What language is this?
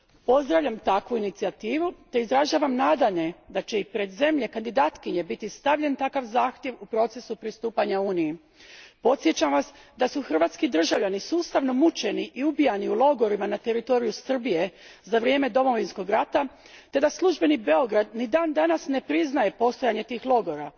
Croatian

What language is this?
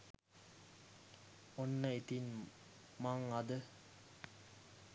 Sinhala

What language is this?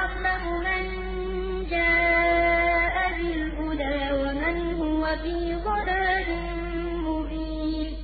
Arabic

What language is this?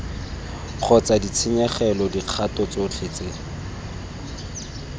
Tswana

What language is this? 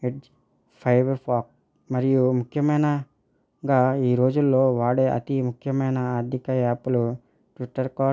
Telugu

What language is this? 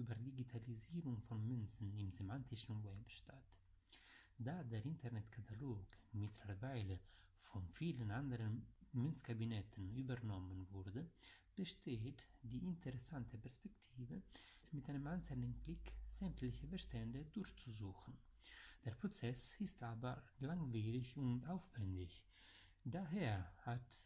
German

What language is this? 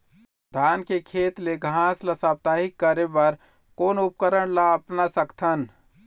Chhattisgarhi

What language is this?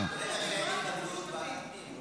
Hebrew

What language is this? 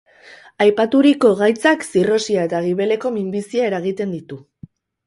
Basque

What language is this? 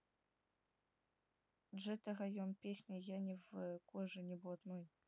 Russian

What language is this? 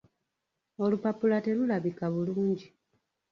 Ganda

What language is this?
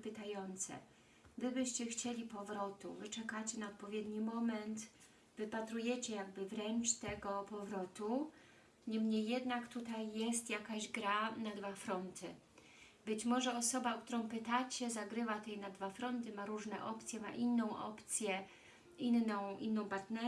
Polish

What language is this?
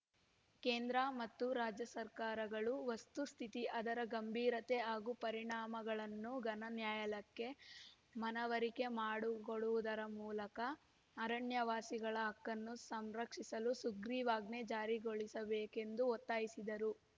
Kannada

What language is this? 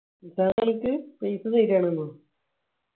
Malayalam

